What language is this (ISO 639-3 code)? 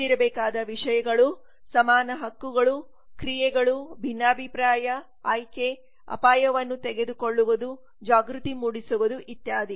kan